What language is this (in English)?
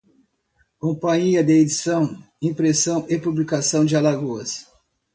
Portuguese